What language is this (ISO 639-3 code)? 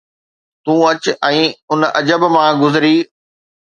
snd